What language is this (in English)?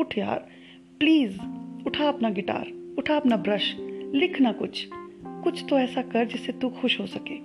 Hindi